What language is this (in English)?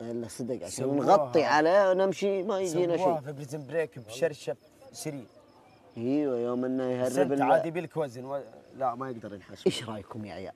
Arabic